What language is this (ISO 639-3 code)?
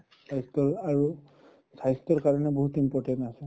asm